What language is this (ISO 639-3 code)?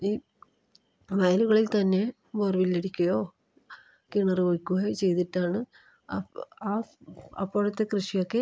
mal